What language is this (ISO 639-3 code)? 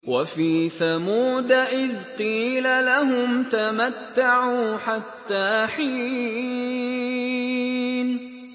ara